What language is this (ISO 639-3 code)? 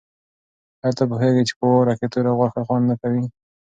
pus